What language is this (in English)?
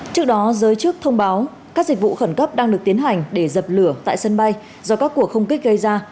Vietnamese